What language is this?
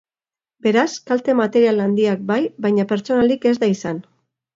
Basque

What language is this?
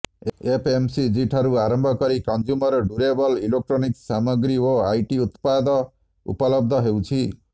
Odia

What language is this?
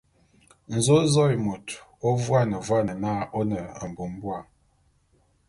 Bulu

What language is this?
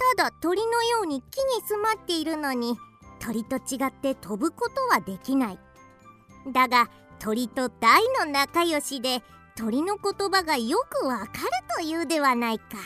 Japanese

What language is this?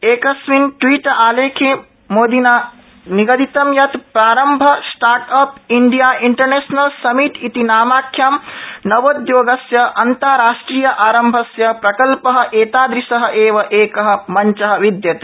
Sanskrit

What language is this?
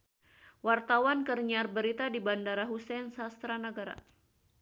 Sundanese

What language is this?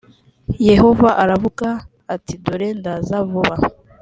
Kinyarwanda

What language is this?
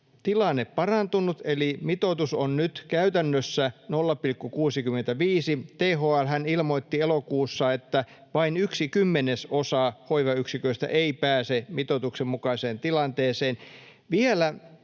Finnish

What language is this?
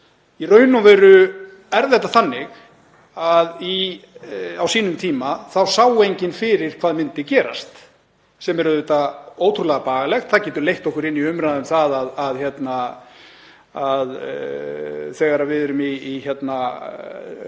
Icelandic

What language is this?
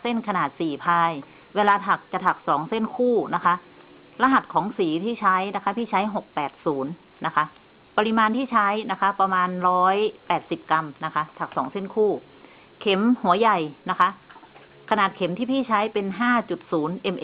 Thai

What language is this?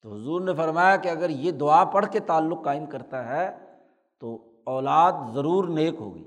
Urdu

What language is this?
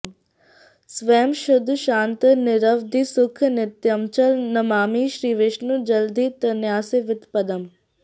Sanskrit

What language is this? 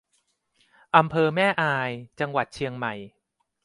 Thai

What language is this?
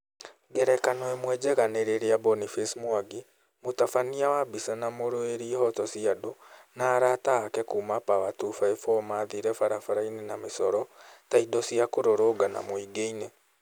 Kikuyu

